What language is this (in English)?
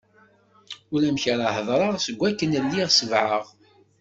Kabyle